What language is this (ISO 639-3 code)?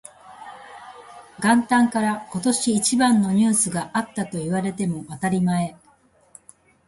jpn